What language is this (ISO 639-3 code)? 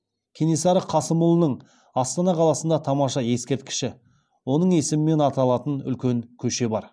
kaz